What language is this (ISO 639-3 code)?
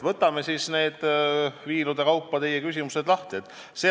est